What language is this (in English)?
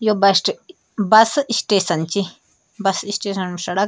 Garhwali